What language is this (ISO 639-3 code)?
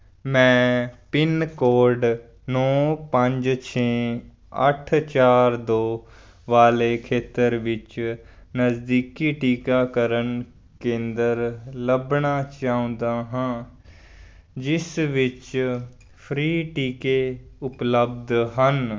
pan